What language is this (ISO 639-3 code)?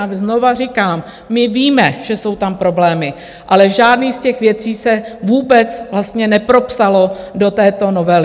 ces